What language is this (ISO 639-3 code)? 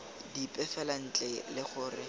tsn